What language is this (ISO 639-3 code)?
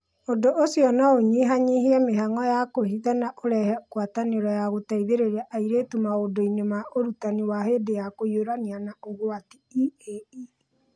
kik